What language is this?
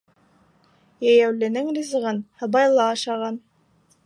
Bashkir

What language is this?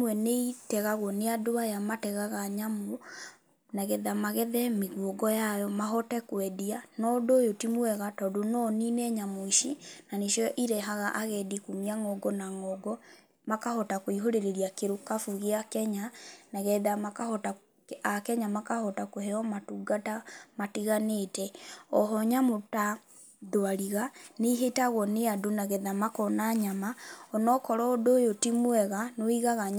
Kikuyu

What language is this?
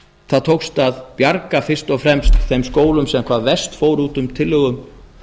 Icelandic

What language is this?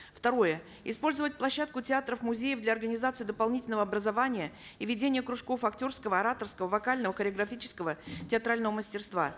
Kazakh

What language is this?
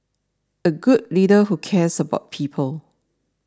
English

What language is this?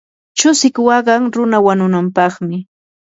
Yanahuanca Pasco Quechua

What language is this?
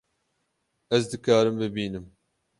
Kurdish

